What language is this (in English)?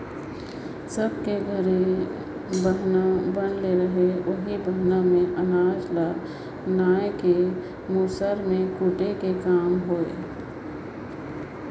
Chhattisgarhi